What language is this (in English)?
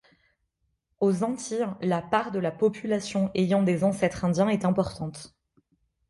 French